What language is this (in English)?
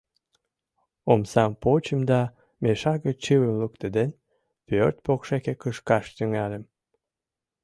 Mari